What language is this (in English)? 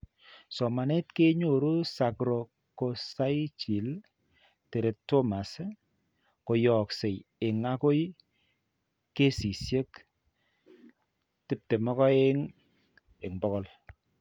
Kalenjin